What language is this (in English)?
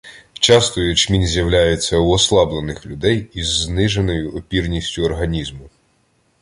Ukrainian